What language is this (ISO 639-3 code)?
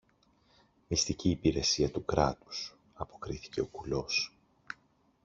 ell